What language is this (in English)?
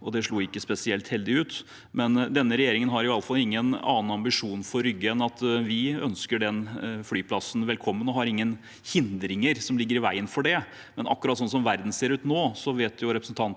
Norwegian